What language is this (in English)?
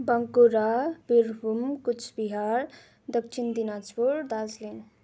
Nepali